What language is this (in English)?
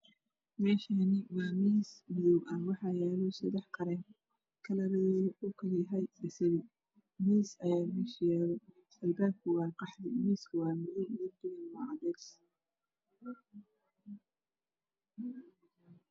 Somali